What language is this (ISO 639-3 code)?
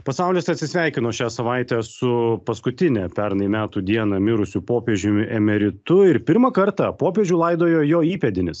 lit